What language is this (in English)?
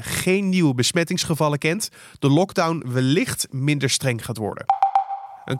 Dutch